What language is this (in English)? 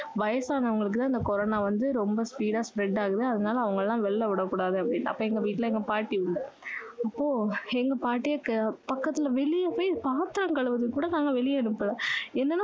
Tamil